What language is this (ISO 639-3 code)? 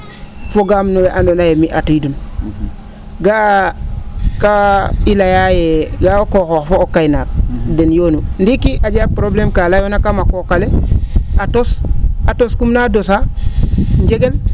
srr